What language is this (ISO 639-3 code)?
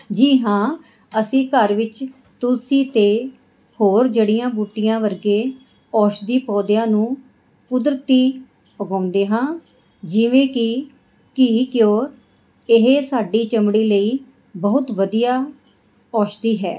pan